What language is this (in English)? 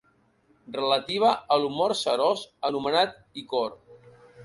Catalan